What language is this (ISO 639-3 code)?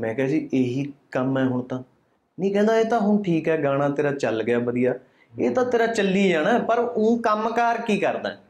pan